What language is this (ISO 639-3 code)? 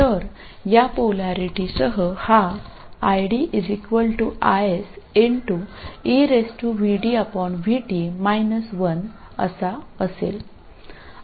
mar